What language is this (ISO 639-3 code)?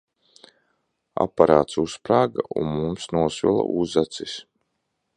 lav